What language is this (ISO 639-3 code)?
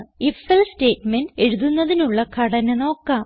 mal